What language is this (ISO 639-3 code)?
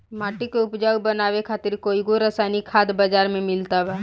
bho